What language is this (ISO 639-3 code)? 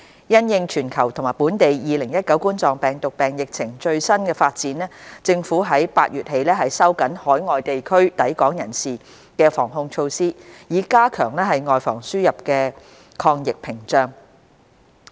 yue